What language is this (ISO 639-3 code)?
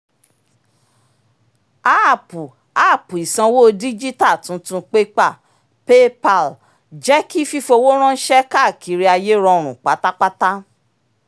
yor